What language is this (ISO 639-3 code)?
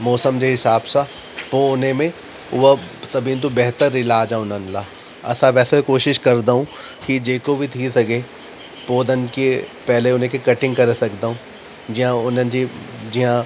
snd